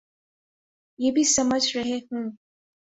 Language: Urdu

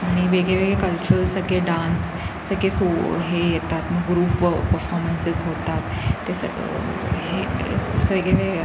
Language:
Marathi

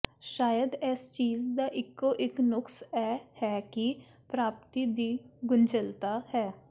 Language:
Punjabi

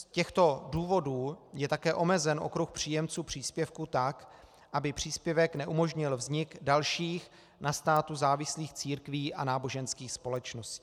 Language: Czech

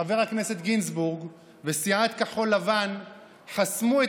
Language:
Hebrew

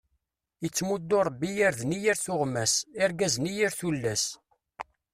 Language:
Kabyle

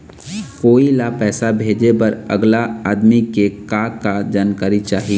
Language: Chhattisgarhi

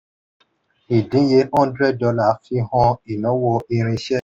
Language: Yoruba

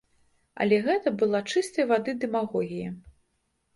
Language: Belarusian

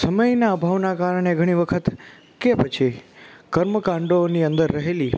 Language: Gujarati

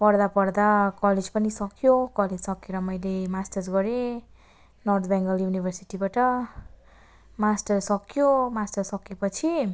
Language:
Nepali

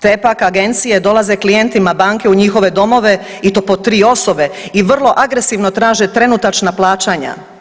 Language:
Croatian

